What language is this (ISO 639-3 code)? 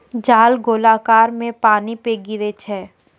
mai